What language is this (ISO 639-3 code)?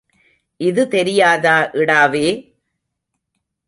tam